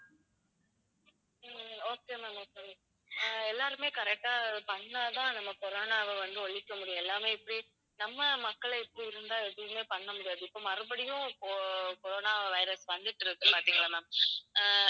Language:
Tamil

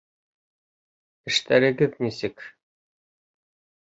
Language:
Bashkir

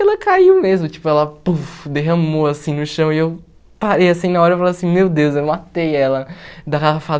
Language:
Portuguese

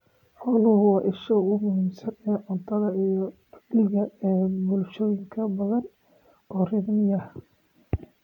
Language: Somali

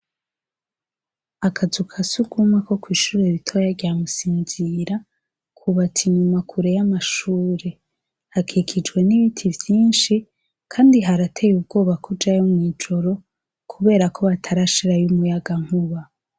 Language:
Rundi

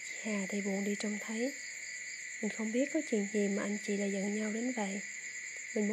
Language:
Vietnamese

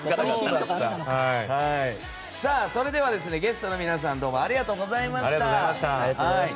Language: Japanese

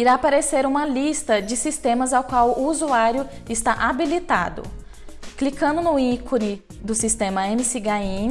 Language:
Portuguese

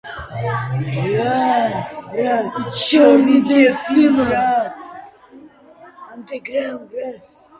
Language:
Georgian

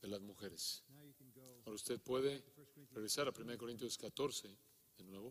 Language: Spanish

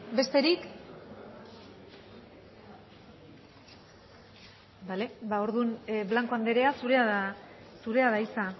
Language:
Basque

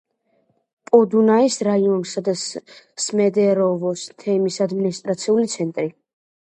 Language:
Georgian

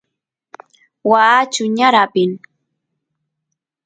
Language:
Santiago del Estero Quichua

